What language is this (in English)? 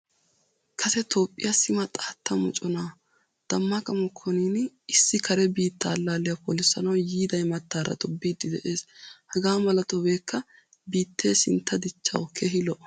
Wolaytta